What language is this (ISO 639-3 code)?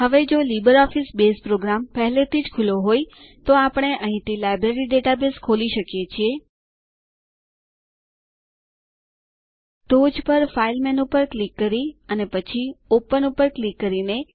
guj